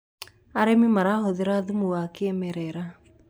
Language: Kikuyu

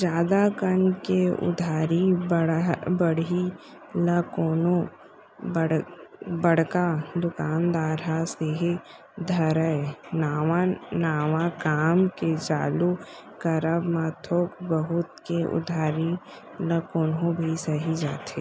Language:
Chhattisgarhi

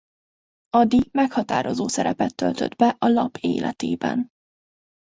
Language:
Hungarian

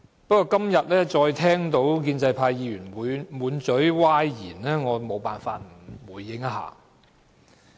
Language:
Cantonese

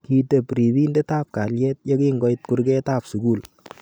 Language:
Kalenjin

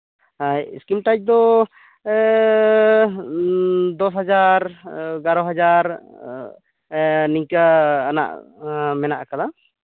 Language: Santali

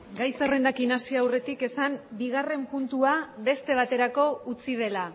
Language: Basque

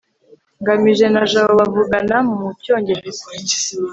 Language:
Kinyarwanda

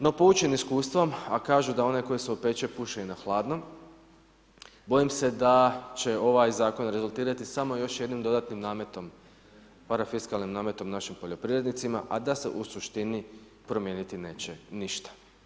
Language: Croatian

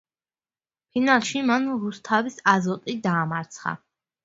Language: Georgian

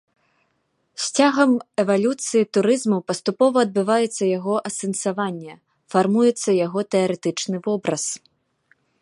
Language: Belarusian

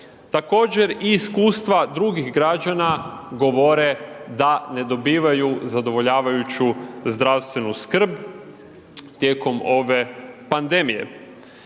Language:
Croatian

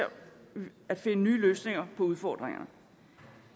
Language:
Danish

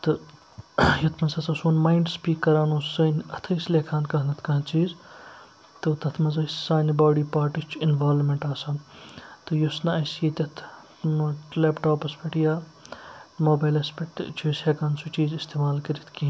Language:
Kashmiri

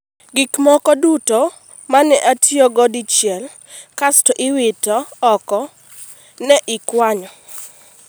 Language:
Luo (Kenya and Tanzania)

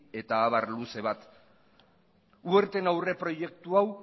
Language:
Basque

